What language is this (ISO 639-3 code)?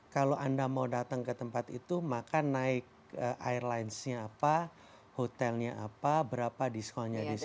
ind